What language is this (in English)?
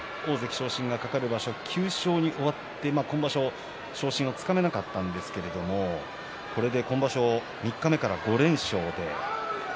Japanese